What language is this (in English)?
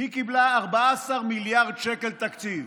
Hebrew